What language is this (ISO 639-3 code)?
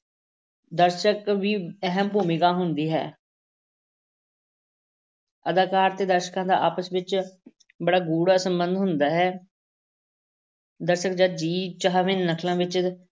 pan